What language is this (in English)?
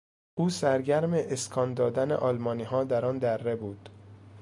Persian